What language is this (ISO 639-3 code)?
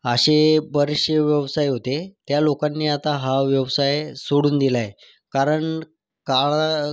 mar